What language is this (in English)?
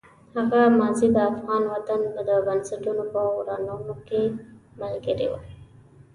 Pashto